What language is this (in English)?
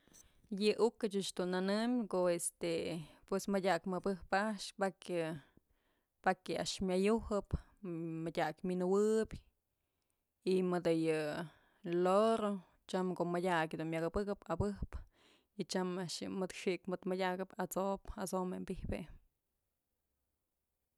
Mazatlán Mixe